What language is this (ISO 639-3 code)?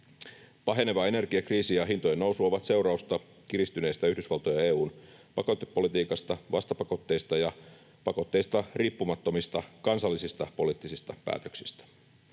fin